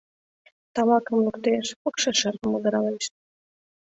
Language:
Mari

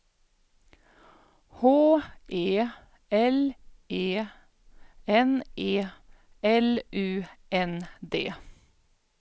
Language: Swedish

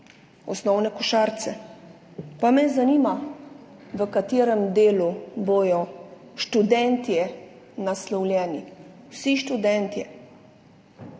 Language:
Slovenian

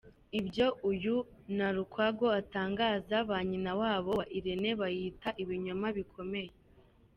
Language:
Kinyarwanda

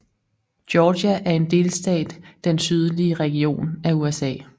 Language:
Danish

